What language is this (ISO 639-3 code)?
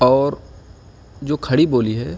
urd